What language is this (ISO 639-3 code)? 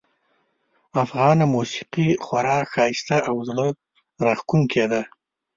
pus